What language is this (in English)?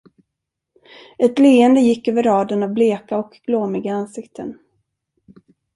Swedish